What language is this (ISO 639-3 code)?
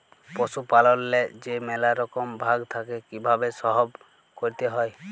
ben